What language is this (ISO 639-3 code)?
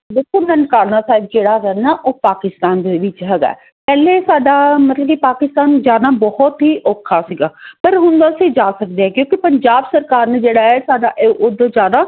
pan